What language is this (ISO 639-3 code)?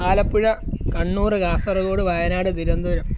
mal